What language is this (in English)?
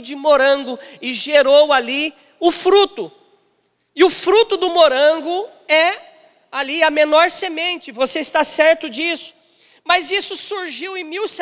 Portuguese